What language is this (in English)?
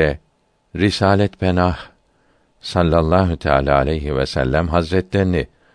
Turkish